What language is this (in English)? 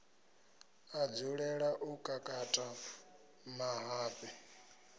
Venda